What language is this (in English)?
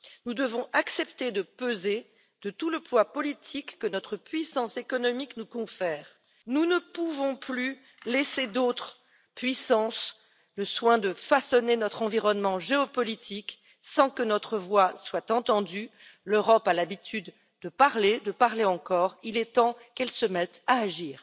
French